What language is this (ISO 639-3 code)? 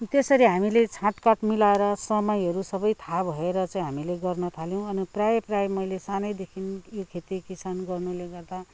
nep